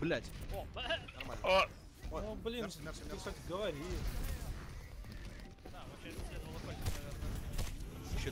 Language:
Russian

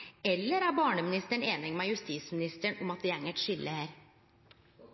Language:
Norwegian Nynorsk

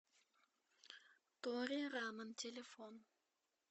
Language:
Russian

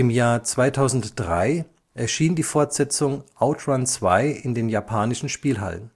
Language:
German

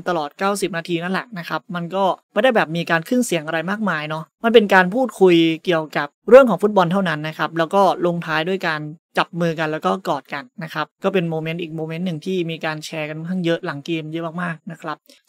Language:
Thai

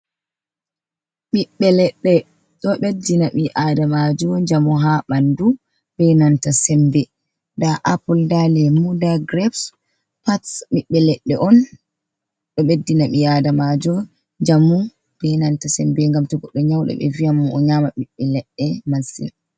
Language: Fula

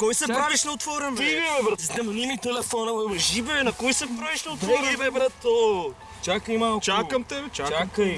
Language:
Bulgarian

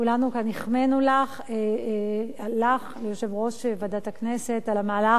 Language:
Hebrew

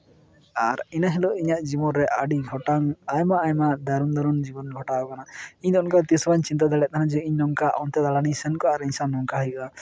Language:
Santali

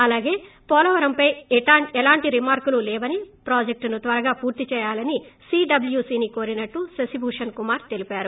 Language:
Telugu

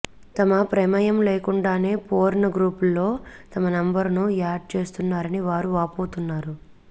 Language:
Telugu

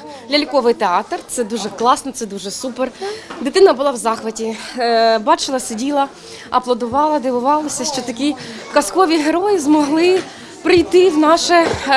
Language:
Ukrainian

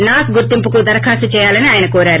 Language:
Telugu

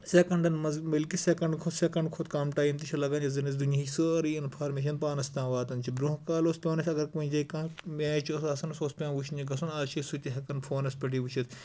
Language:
Kashmiri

